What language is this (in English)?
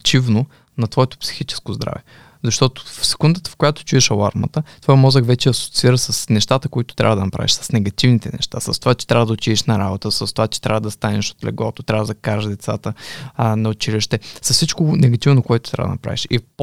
Bulgarian